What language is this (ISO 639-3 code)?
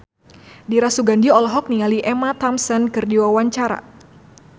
sun